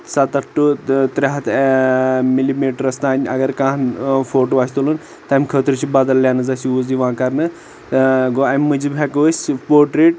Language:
Kashmiri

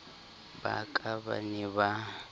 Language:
Southern Sotho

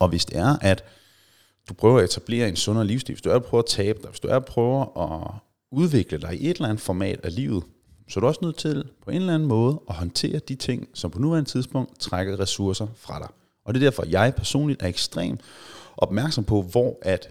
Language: Danish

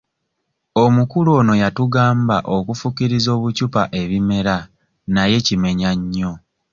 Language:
Ganda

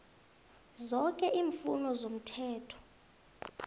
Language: South Ndebele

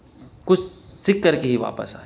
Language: Urdu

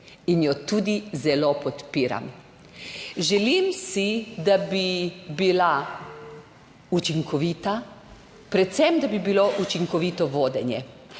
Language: Slovenian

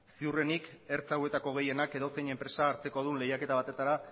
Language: Basque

